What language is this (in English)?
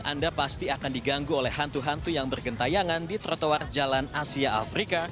Indonesian